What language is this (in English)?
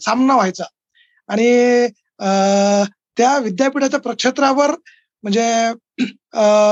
Marathi